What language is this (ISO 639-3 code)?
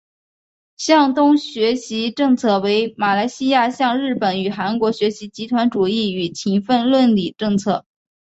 zho